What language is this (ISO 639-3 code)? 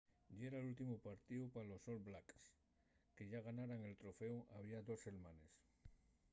ast